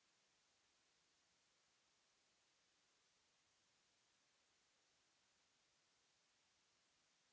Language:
French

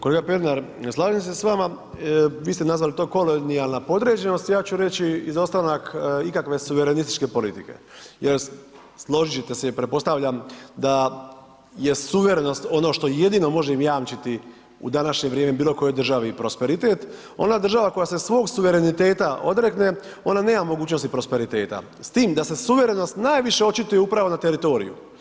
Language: Croatian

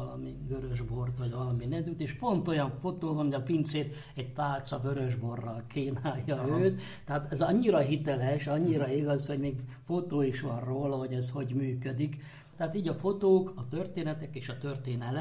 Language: Hungarian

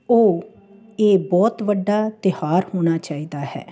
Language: Punjabi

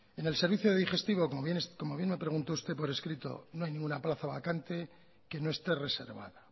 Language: Spanish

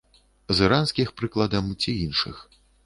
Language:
Belarusian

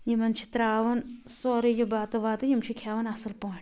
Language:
Kashmiri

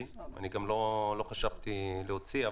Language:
Hebrew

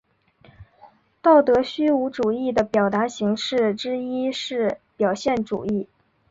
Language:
Chinese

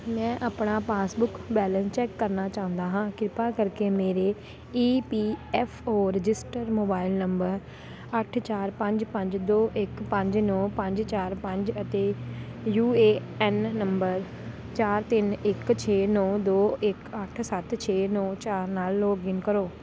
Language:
Punjabi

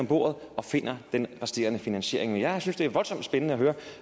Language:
Danish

